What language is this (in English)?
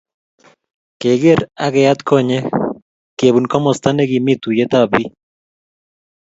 Kalenjin